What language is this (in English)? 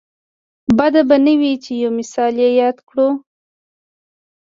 Pashto